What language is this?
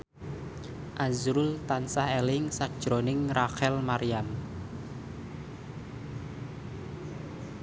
Javanese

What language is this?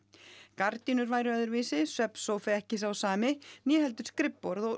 Icelandic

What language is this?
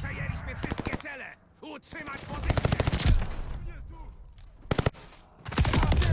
Polish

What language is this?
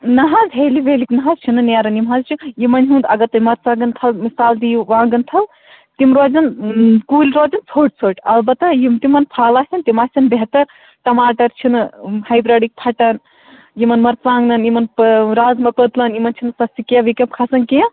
Kashmiri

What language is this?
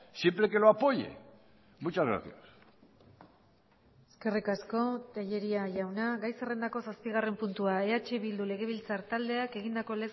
Basque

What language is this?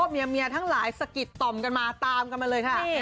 Thai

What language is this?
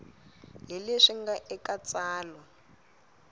Tsonga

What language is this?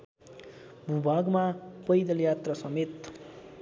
Nepali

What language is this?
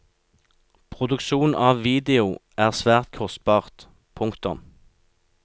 Norwegian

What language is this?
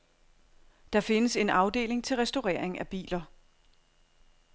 Danish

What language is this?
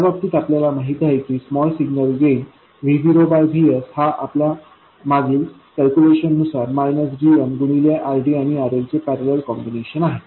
Marathi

